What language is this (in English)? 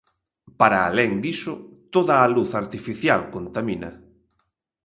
Galician